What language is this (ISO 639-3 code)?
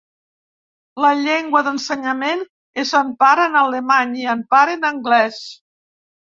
cat